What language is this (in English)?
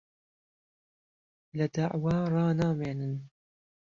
Central Kurdish